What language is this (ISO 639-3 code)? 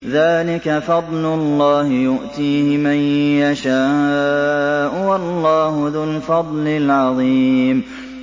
ara